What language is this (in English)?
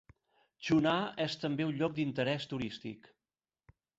Catalan